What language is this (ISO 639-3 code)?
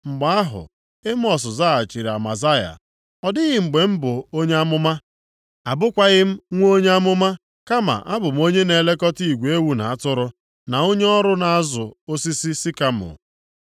ibo